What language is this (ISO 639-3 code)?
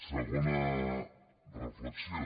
cat